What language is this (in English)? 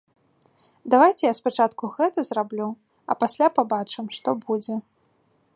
Belarusian